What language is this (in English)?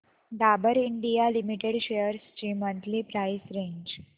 Marathi